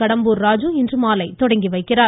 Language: Tamil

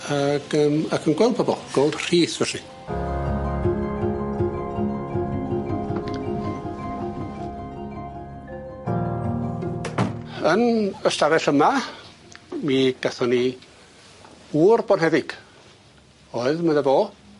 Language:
Welsh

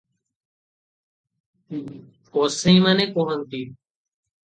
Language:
Odia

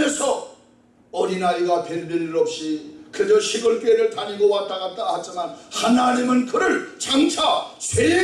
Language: Korean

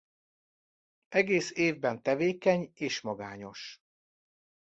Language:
Hungarian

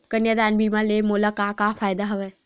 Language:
Chhattisgarhi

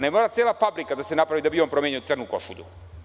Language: Serbian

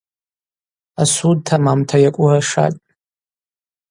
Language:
Abaza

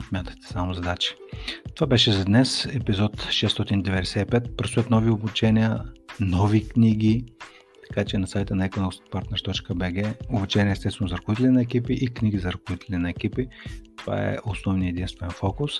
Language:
Bulgarian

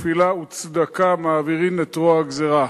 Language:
Hebrew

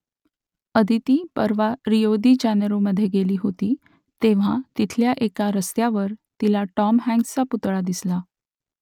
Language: Marathi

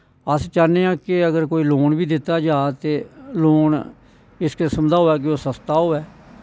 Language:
Dogri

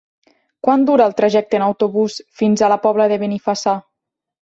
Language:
Catalan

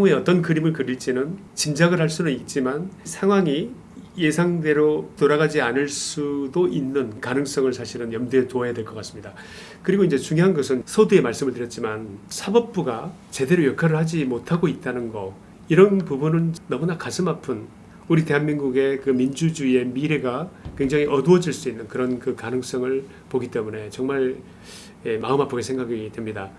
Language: Korean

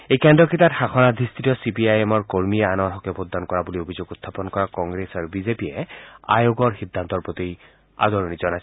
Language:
Assamese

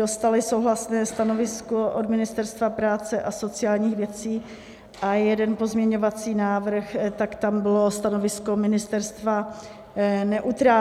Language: Czech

